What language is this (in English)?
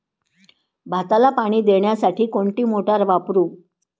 Marathi